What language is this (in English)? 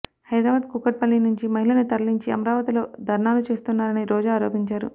Telugu